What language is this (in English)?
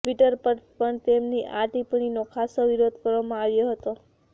Gujarati